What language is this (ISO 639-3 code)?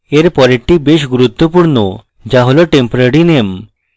ben